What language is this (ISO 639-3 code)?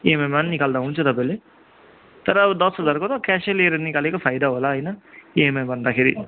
nep